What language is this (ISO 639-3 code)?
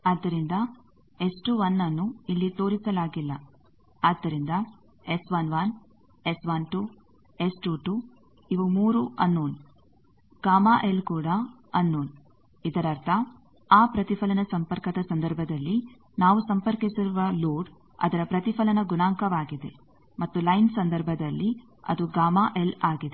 kan